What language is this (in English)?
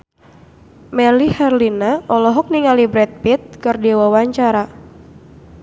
Sundanese